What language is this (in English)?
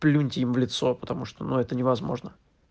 Russian